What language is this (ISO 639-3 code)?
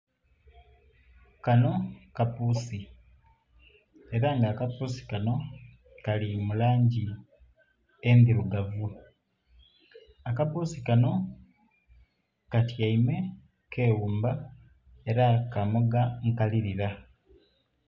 xog